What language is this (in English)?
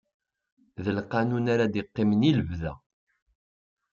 Kabyle